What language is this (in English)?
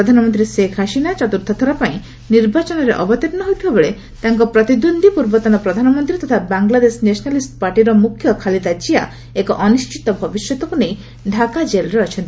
Odia